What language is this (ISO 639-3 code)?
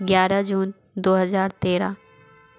hin